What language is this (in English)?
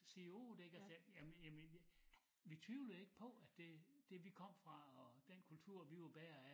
Danish